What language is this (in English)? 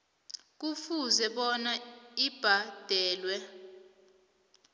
South Ndebele